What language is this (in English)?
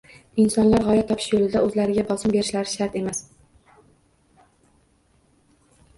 Uzbek